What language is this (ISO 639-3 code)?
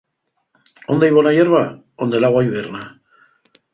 ast